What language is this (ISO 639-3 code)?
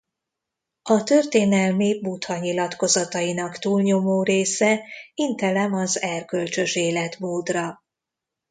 hun